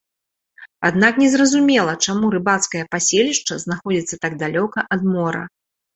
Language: Belarusian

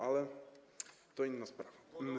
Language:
Polish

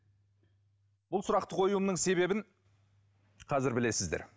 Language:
Kazakh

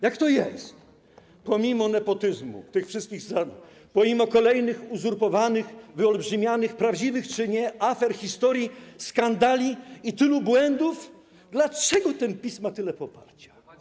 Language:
Polish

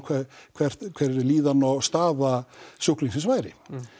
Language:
Icelandic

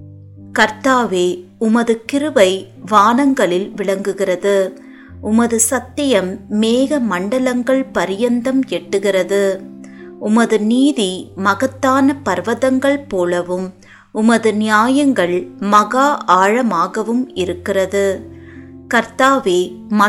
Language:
Tamil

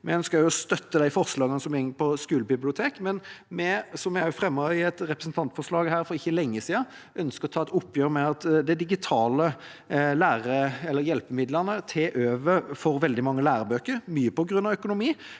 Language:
Norwegian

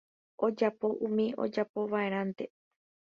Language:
Guarani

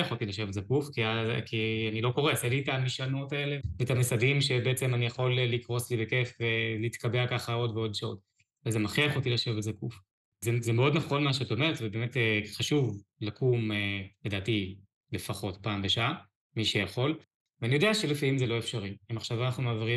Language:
Hebrew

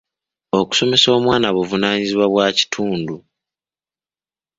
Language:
Ganda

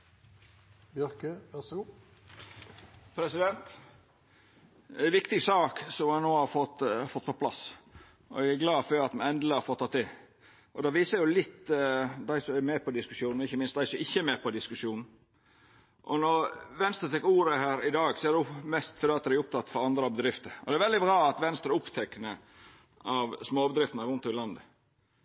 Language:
Norwegian Nynorsk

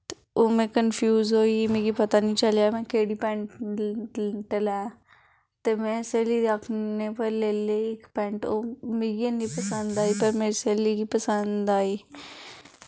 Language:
Dogri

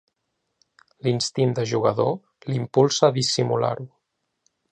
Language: Catalan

